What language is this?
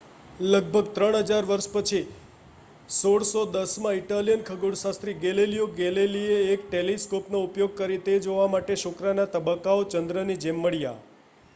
Gujarati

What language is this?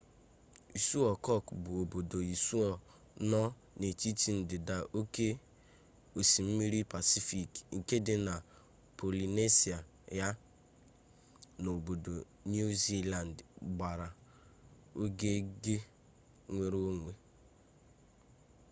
Igbo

